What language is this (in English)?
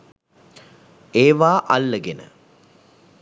Sinhala